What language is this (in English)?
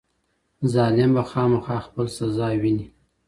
Pashto